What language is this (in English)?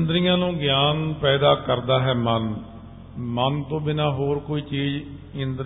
Punjabi